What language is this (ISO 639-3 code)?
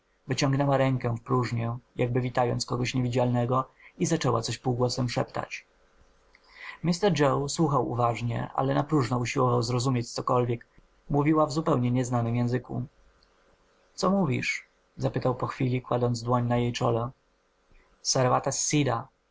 pol